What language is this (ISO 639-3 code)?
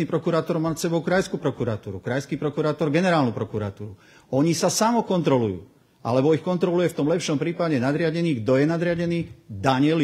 slk